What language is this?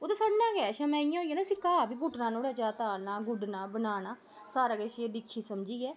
Dogri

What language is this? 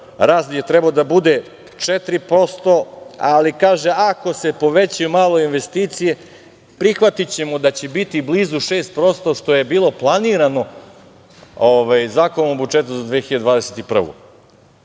Serbian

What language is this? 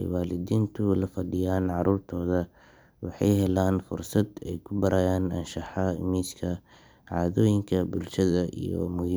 Somali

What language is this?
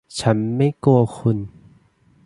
Thai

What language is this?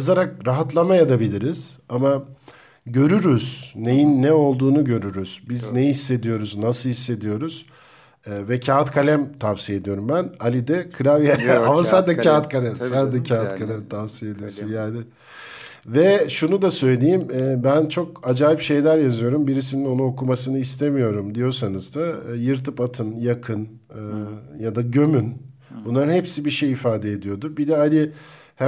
Turkish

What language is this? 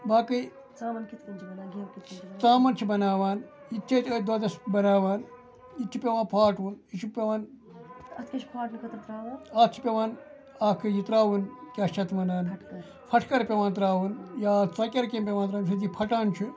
Kashmiri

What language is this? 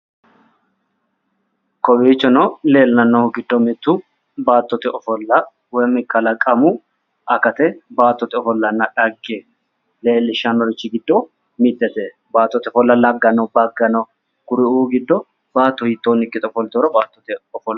Sidamo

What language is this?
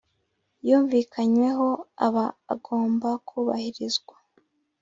Kinyarwanda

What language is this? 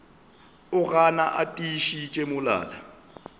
Northern Sotho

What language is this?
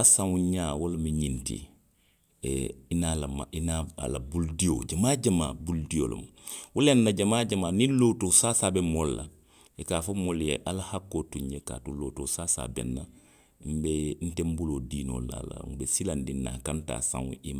Western Maninkakan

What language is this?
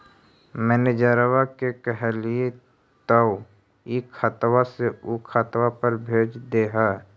Magahi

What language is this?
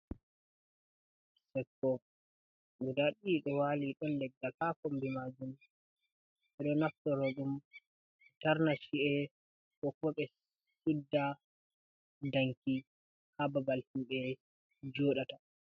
Fula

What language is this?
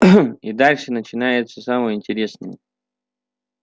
Russian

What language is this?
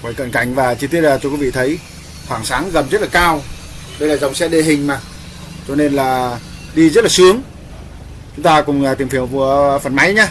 Vietnamese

